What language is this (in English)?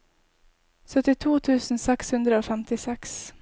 Norwegian